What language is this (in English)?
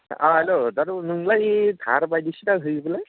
Bodo